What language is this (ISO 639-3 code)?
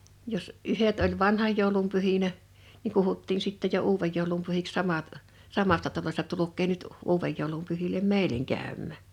fin